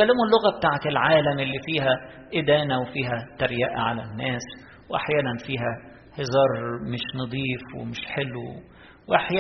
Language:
Arabic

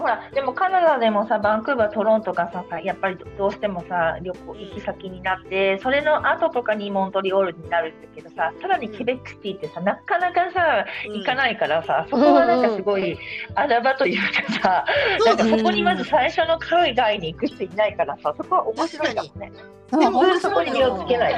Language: Japanese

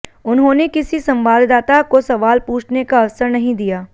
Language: Hindi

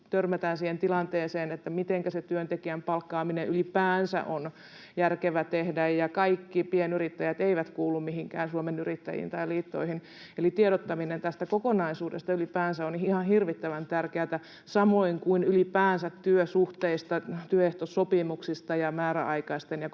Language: Finnish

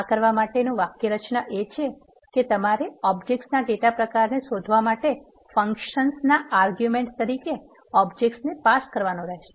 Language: Gujarati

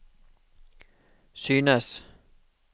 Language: Norwegian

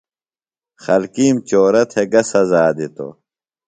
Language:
Phalura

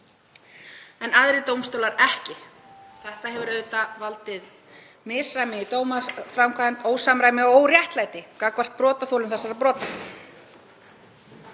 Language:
Icelandic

